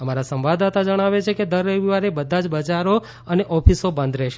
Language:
Gujarati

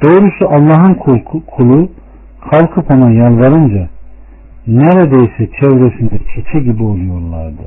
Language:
Turkish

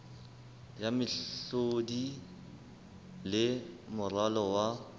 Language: Southern Sotho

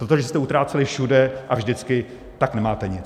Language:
Czech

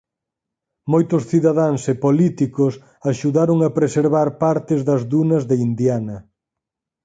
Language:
Galician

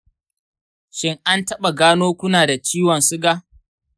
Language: Hausa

